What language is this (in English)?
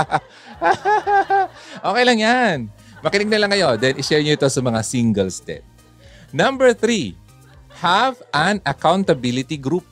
Filipino